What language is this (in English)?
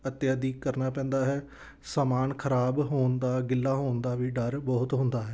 Punjabi